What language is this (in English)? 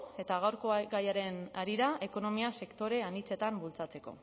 Basque